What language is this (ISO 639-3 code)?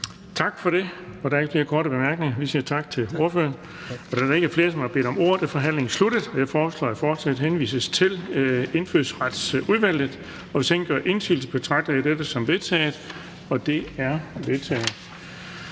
dan